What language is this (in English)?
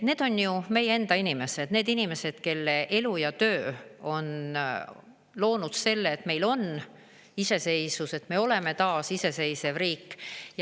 Estonian